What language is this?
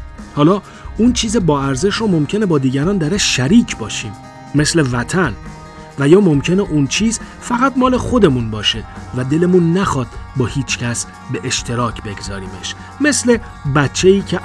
Persian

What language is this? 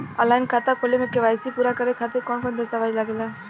Bhojpuri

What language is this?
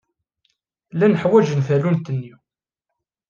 Kabyle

